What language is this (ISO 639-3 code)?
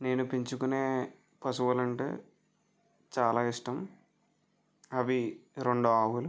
tel